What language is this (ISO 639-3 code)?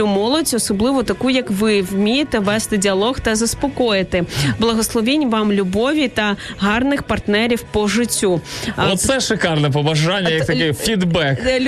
ukr